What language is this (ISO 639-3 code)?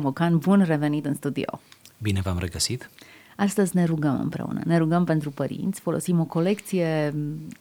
ron